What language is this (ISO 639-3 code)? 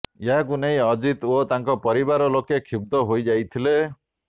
ori